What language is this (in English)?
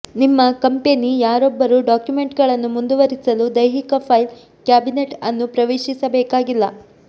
Kannada